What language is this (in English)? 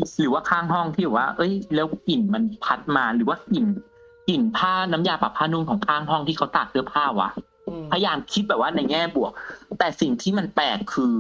Thai